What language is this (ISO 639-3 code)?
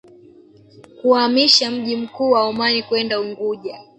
swa